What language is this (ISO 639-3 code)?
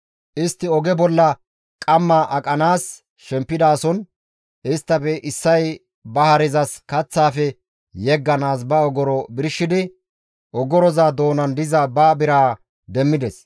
gmv